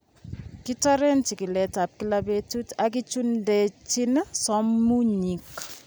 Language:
Kalenjin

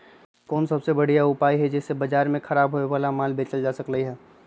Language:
Magahi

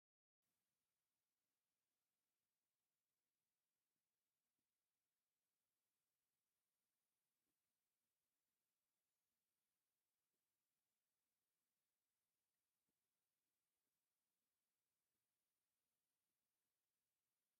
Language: Tigrinya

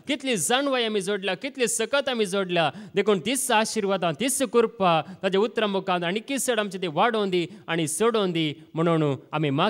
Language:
Romanian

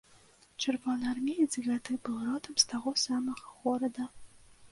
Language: Belarusian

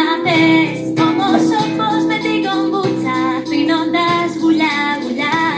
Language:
Greek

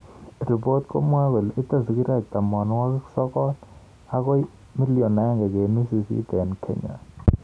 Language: Kalenjin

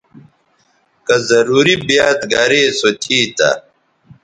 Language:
Bateri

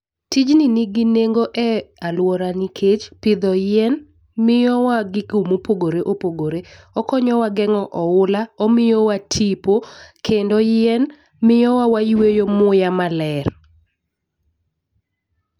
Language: Luo (Kenya and Tanzania)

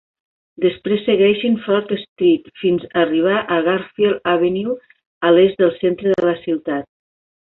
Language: Catalan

